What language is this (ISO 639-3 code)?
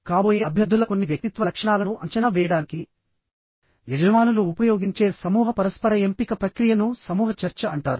tel